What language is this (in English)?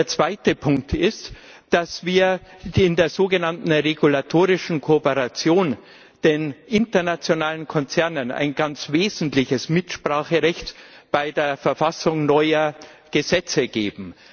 German